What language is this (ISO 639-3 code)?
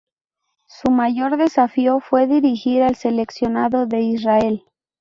spa